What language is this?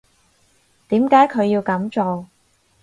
Cantonese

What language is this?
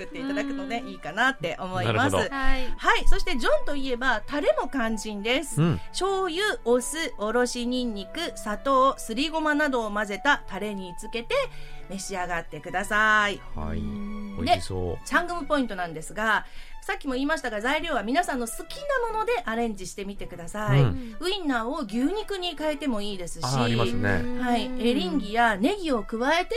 Japanese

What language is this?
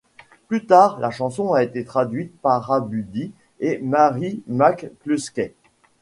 French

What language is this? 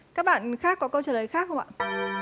Vietnamese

